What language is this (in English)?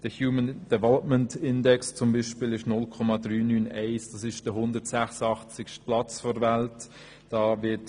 Swiss German